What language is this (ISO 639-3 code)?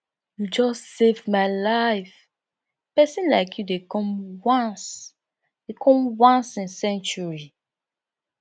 pcm